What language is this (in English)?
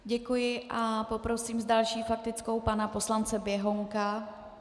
Czech